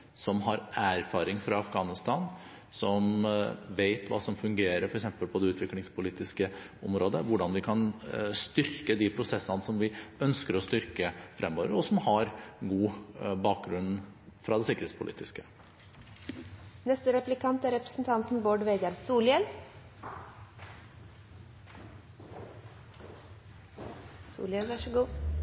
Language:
Norwegian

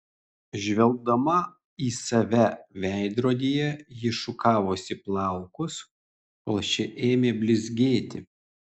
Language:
Lithuanian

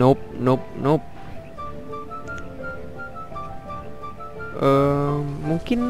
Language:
Indonesian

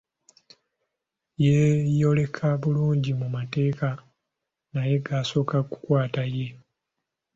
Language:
Ganda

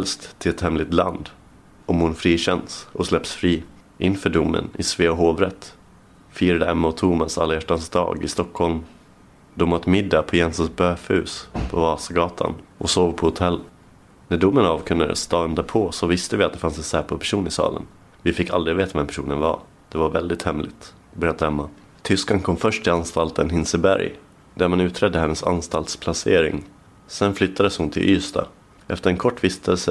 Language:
Swedish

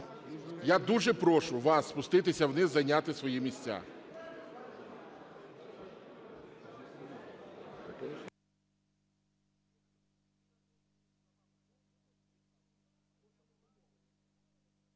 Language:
Ukrainian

